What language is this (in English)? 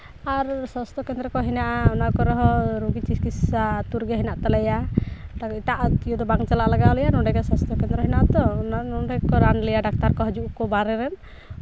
Santali